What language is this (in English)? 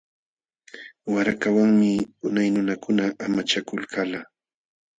Jauja Wanca Quechua